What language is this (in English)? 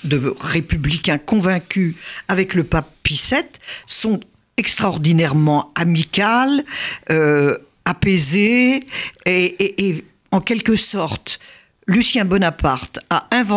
French